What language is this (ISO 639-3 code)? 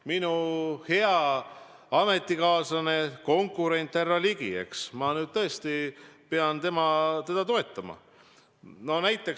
est